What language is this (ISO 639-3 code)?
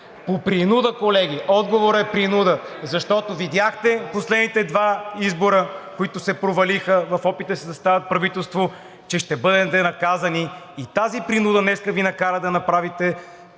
bul